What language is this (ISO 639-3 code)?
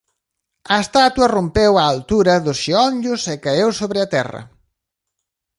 glg